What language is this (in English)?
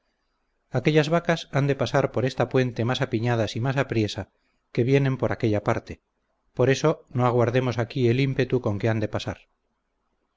Spanish